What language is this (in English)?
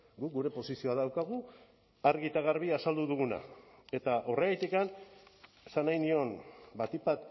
Basque